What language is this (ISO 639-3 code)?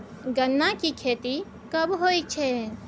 mai